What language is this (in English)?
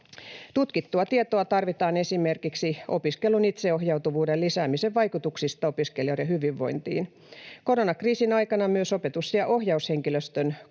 Finnish